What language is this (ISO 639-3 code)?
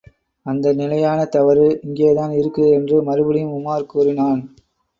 tam